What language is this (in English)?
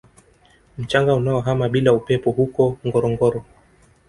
Swahili